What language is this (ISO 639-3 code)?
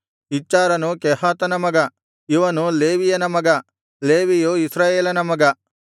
kan